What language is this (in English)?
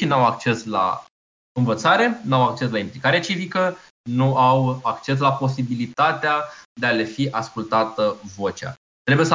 Romanian